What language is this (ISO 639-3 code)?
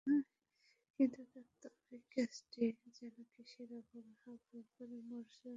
ben